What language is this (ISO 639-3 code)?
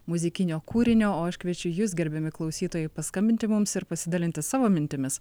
lit